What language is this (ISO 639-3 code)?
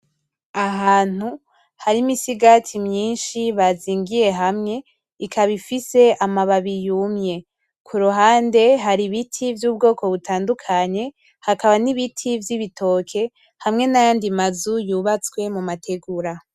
run